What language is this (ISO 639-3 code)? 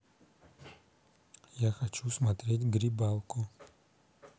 rus